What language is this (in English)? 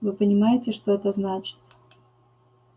Russian